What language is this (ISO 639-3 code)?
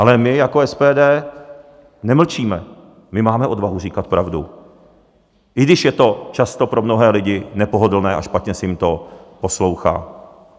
ces